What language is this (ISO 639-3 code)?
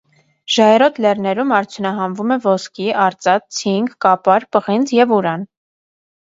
hye